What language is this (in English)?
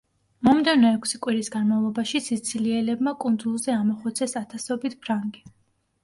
Georgian